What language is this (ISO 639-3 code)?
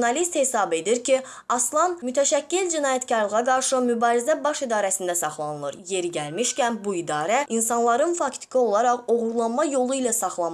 aze